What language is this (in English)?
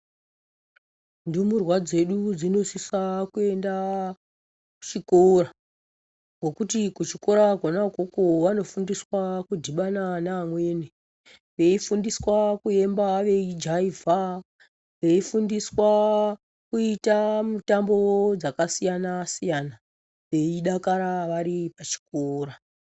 Ndau